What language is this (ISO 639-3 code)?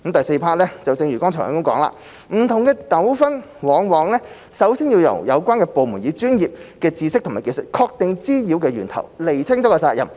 yue